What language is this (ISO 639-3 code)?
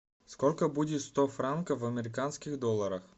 rus